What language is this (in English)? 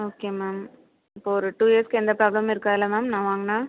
Tamil